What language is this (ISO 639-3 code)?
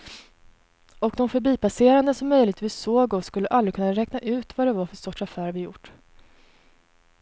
swe